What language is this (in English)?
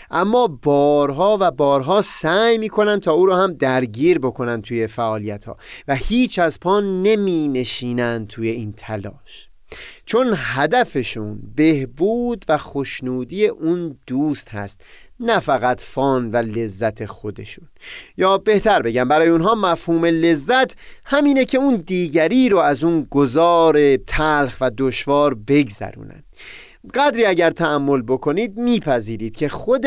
Persian